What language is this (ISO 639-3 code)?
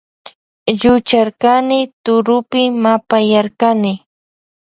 qvj